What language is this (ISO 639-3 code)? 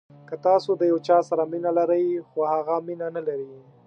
pus